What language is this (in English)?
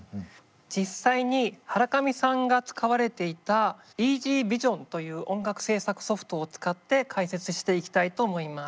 Japanese